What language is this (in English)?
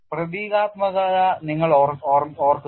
Malayalam